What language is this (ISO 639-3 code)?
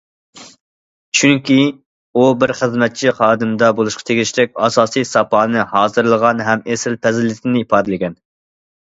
uig